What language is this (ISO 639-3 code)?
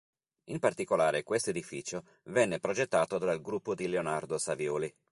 ita